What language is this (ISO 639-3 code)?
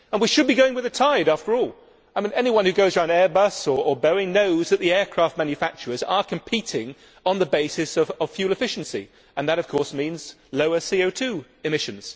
eng